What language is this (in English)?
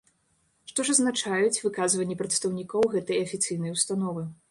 Belarusian